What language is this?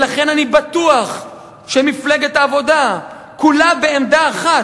Hebrew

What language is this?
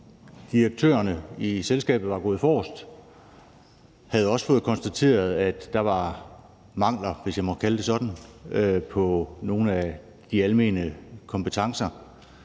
Danish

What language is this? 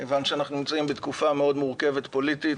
Hebrew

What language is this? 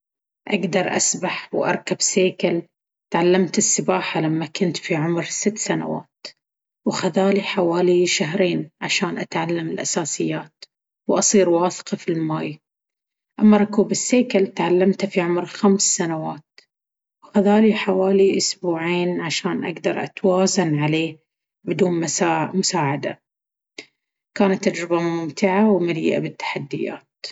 Baharna Arabic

